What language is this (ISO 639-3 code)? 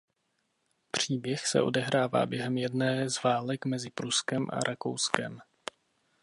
ces